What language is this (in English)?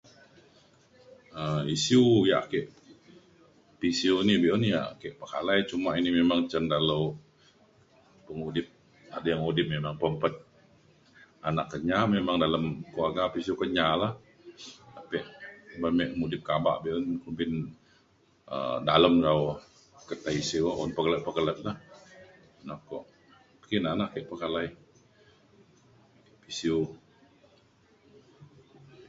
Mainstream Kenyah